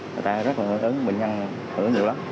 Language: Vietnamese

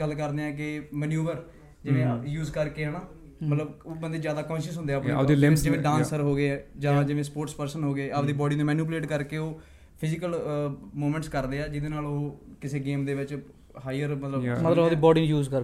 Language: Punjabi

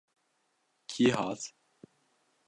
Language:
Kurdish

